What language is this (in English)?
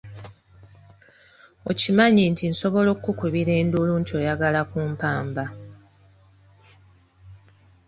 Ganda